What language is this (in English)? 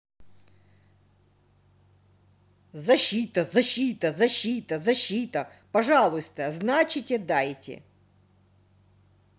Russian